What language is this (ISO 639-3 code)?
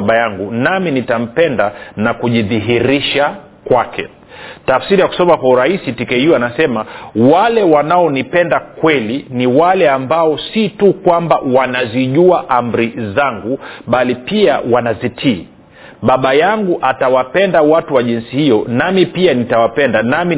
swa